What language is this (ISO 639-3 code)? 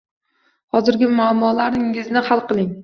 uzb